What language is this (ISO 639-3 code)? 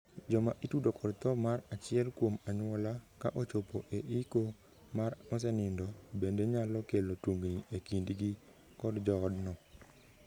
luo